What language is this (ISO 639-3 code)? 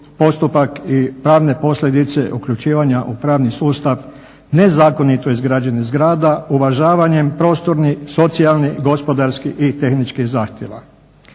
hrv